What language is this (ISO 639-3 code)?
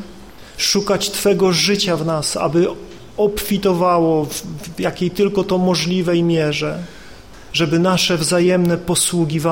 pol